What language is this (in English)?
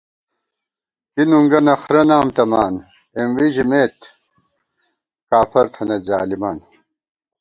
Gawar-Bati